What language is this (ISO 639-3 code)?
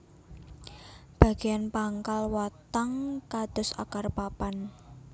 jav